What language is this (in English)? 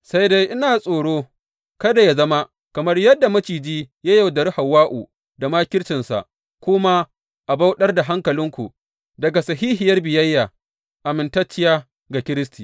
Hausa